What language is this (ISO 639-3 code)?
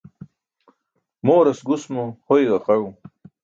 bsk